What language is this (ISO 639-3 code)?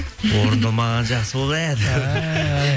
kaz